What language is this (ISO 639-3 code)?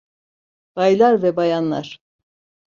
tur